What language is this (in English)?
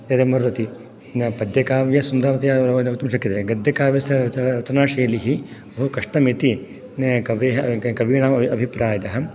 Sanskrit